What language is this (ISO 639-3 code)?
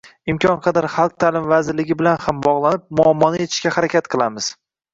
uzb